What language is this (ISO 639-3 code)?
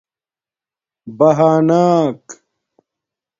dmk